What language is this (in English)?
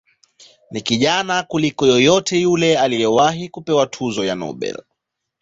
Swahili